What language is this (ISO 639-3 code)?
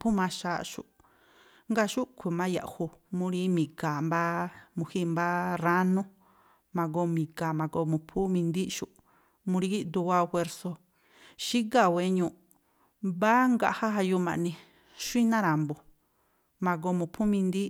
tpl